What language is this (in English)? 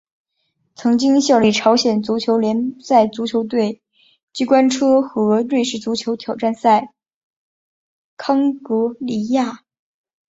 Chinese